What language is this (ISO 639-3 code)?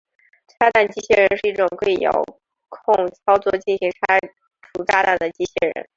zho